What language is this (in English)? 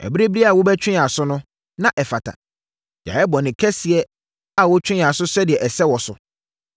Akan